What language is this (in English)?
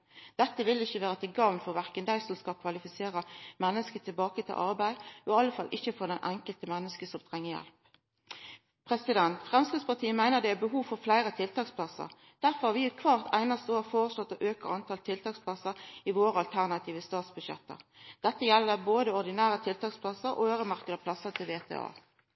Norwegian Nynorsk